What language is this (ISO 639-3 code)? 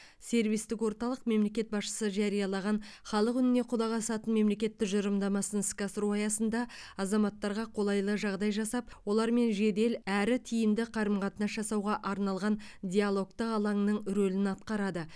kaz